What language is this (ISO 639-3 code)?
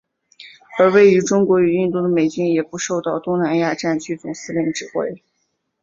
zho